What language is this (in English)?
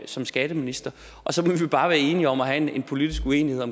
Danish